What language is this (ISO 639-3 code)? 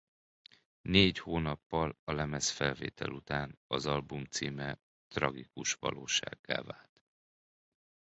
hun